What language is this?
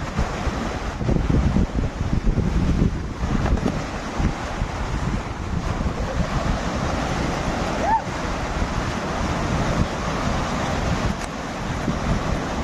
Thai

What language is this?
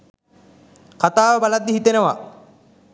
Sinhala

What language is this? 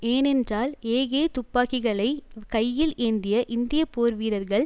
Tamil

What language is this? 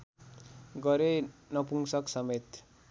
Nepali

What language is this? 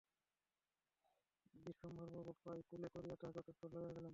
Bangla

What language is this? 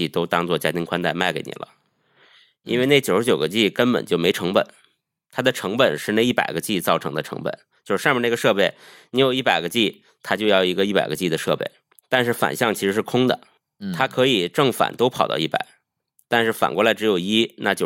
Chinese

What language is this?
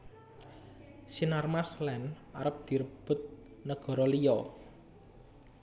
Javanese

